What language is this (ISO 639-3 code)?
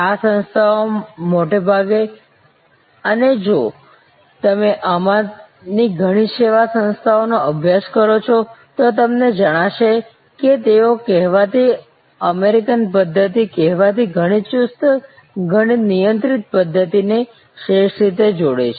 guj